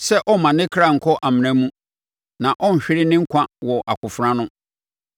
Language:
Akan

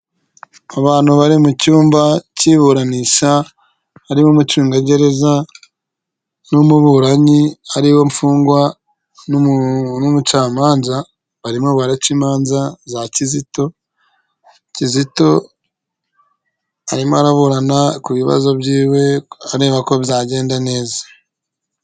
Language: Kinyarwanda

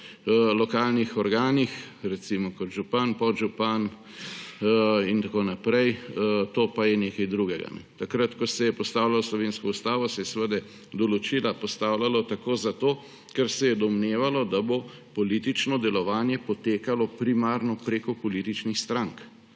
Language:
Slovenian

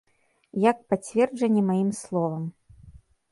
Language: Belarusian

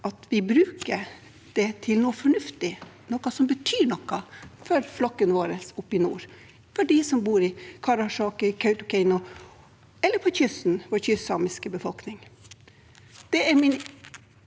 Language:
Norwegian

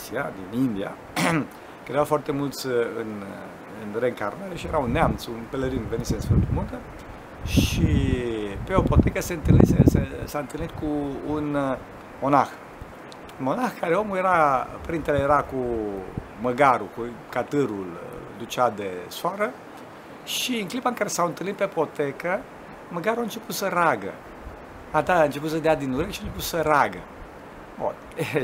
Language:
Romanian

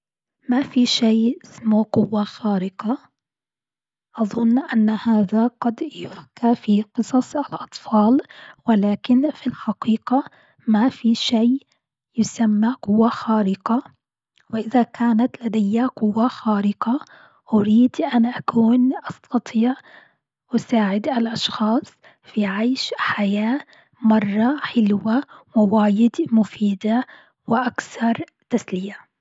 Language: Gulf Arabic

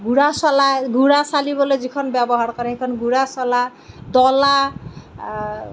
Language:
Assamese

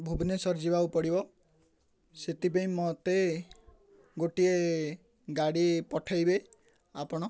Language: Odia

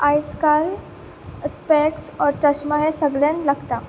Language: Konkani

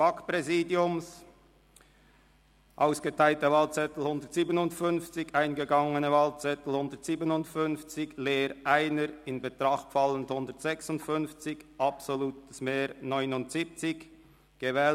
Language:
Swiss German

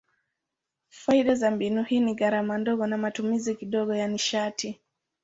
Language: Swahili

